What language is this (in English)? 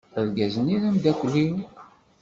Kabyle